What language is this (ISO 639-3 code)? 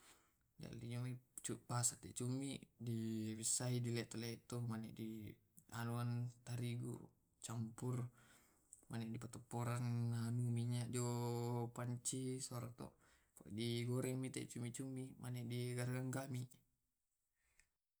rob